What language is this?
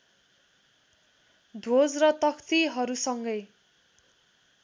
Nepali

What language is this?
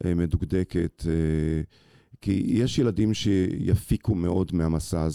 Hebrew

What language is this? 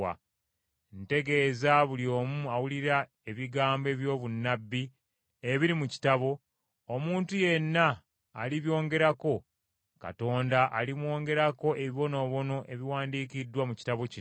Ganda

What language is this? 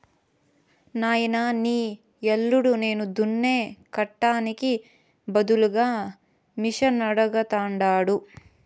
Telugu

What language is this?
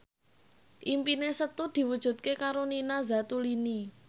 Javanese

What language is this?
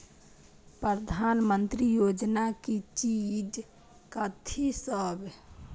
Maithili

